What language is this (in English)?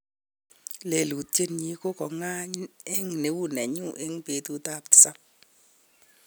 Kalenjin